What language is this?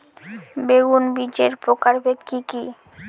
Bangla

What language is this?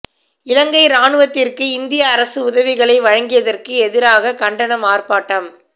Tamil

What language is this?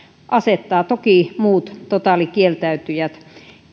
Finnish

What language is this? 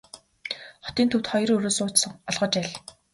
Mongolian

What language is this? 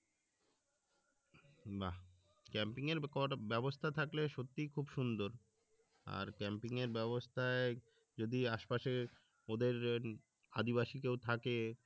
Bangla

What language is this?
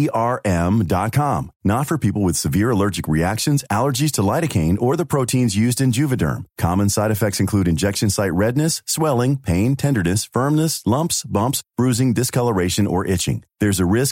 Persian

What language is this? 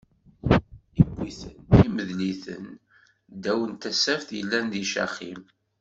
Kabyle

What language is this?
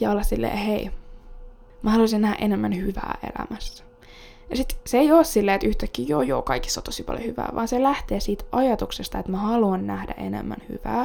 Finnish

